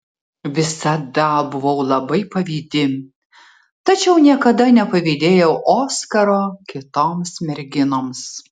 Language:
Lithuanian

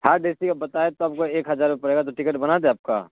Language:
Urdu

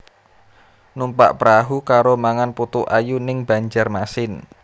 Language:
Javanese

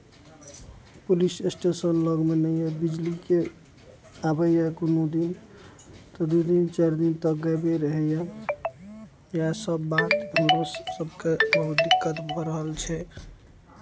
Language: Maithili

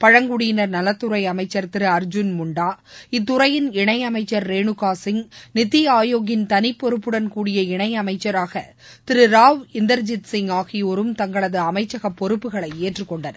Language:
Tamil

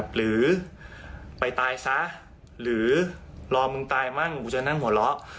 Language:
Thai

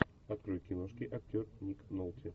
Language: Russian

